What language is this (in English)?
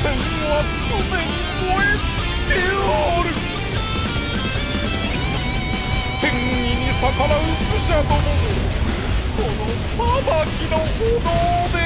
Japanese